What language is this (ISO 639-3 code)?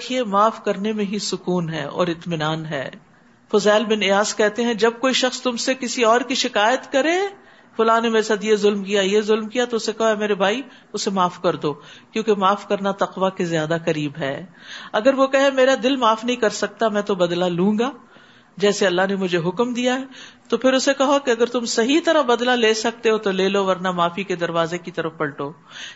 urd